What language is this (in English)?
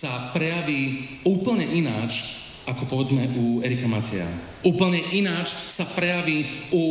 Slovak